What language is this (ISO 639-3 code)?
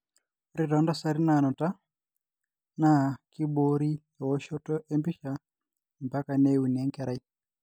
mas